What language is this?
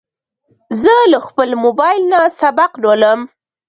Pashto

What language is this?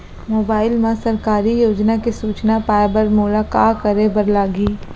Chhattisgarhi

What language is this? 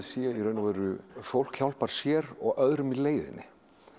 Icelandic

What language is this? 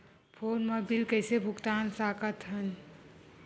Chhattisgarhi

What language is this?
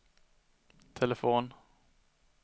Swedish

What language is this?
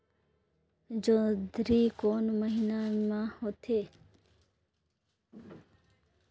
Chhattisgarhi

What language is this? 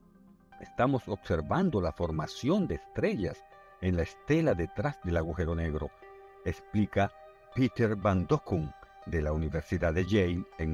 Spanish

